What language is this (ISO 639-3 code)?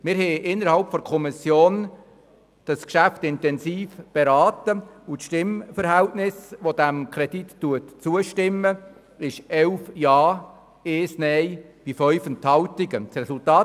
gsw